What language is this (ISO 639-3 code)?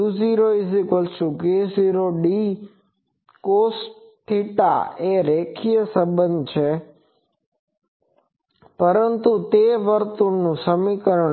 guj